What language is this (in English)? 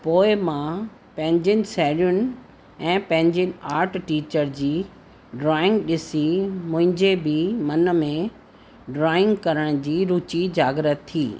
Sindhi